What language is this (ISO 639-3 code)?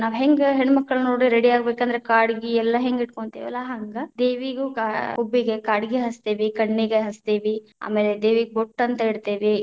kan